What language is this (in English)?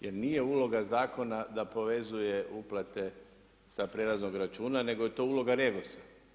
Croatian